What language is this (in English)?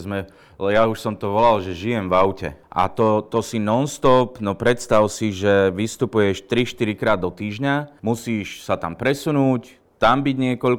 Slovak